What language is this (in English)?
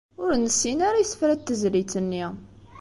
Kabyle